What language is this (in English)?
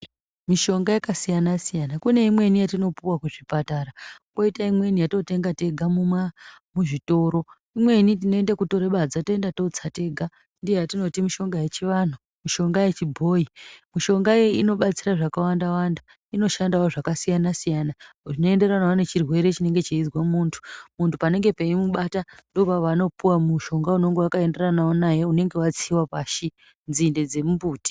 Ndau